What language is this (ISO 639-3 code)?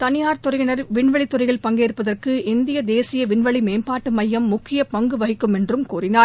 tam